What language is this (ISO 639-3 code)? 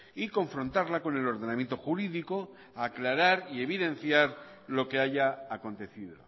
spa